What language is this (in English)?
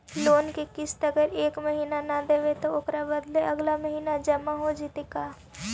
Magahi